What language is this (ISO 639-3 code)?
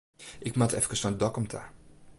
fry